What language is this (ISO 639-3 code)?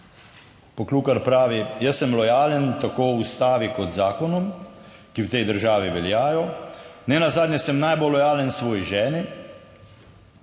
slv